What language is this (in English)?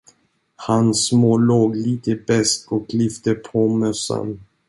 Swedish